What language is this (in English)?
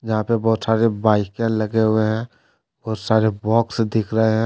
Hindi